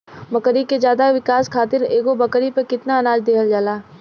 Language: Bhojpuri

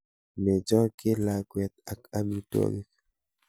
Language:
Kalenjin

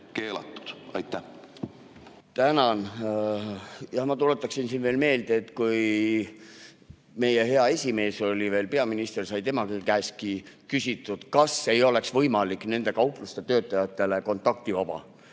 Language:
Estonian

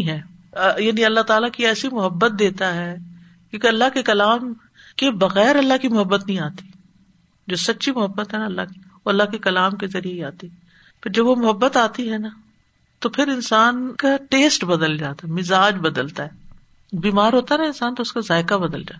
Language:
Urdu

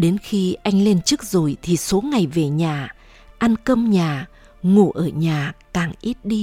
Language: Vietnamese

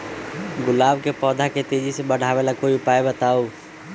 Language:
Magahi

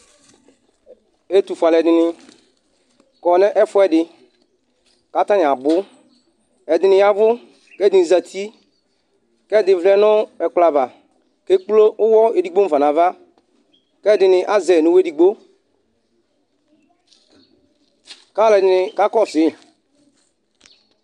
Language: Ikposo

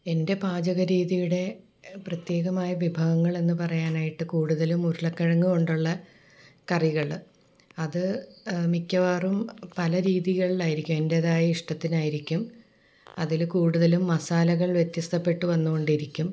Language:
Malayalam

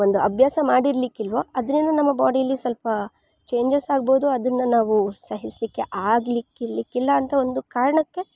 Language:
Kannada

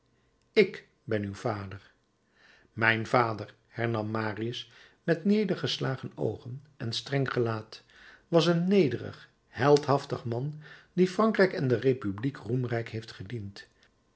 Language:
Dutch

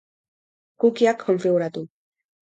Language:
Basque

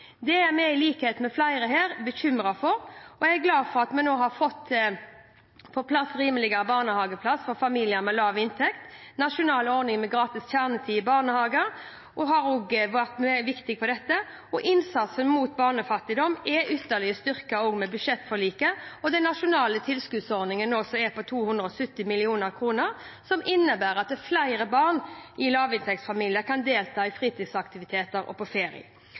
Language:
Norwegian Bokmål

